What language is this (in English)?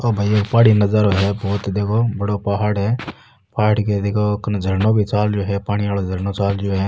Rajasthani